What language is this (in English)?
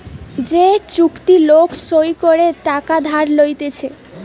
Bangla